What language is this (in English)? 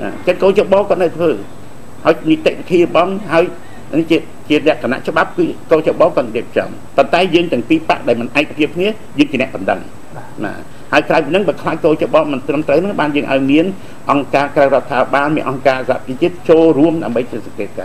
Thai